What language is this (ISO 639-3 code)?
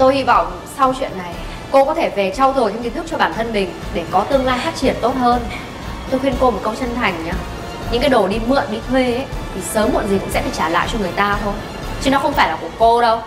vie